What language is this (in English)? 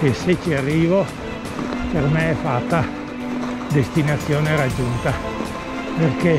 Italian